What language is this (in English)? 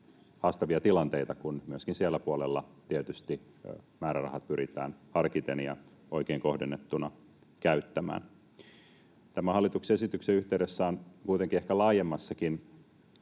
Finnish